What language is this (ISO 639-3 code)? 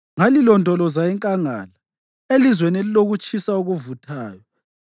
nde